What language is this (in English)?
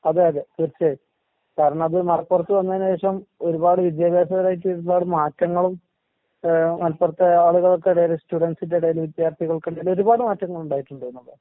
Malayalam